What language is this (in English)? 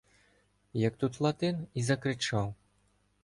Ukrainian